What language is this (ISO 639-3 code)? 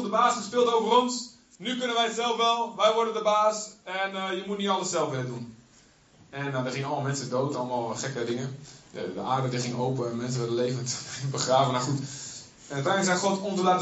nld